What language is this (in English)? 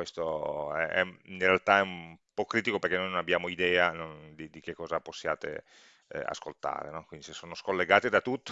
Italian